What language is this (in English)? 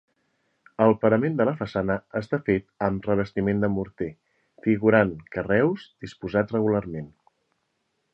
Catalan